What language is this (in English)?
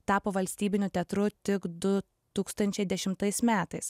Lithuanian